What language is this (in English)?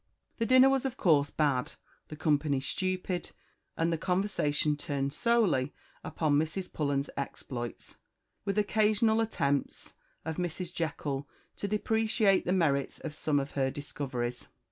English